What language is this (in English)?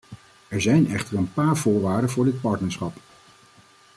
Dutch